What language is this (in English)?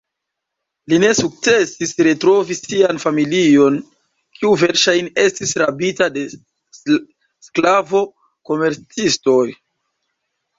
Esperanto